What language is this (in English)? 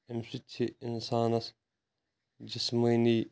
Kashmiri